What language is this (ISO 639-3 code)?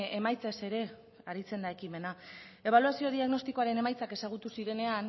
eus